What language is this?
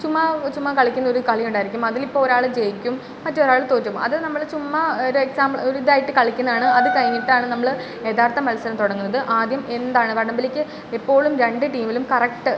Malayalam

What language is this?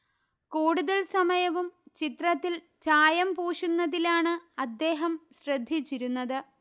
Malayalam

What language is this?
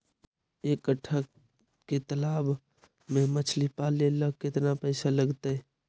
Magahi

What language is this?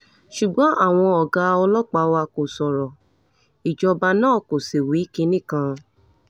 Yoruba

